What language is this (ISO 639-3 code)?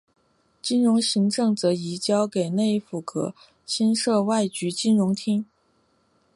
zho